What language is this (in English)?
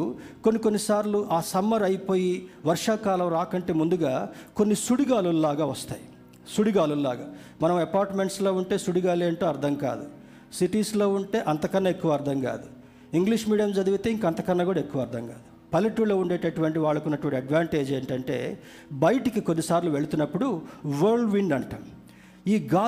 Telugu